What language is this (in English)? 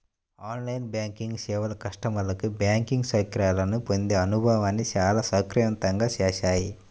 Telugu